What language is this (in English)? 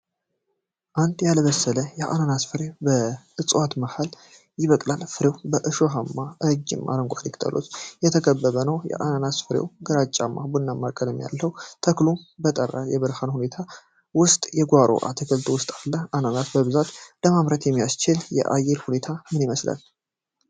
Amharic